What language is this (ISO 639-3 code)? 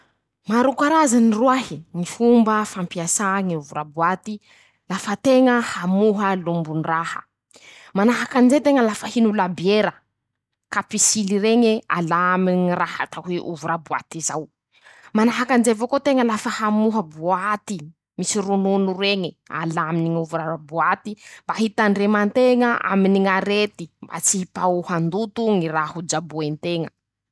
msh